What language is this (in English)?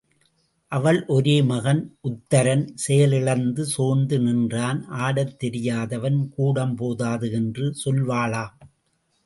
Tamil